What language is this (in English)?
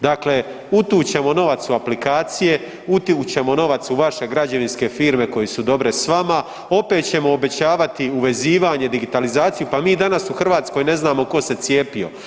Croatian